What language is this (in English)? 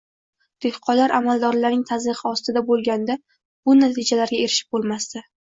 Uzbek